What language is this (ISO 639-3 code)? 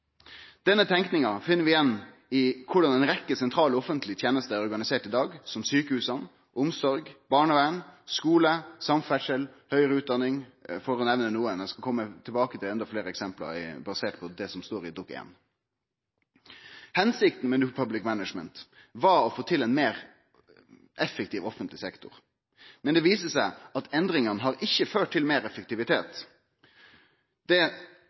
nno